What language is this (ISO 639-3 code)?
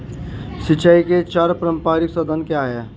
hin